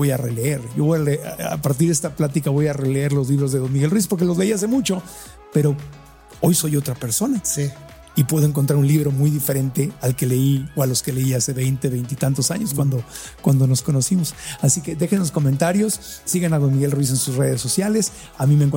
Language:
Spanish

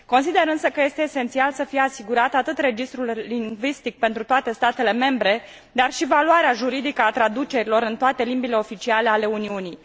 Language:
Romanian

